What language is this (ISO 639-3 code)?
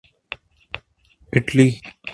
urd